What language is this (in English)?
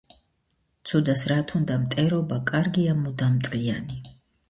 Georgian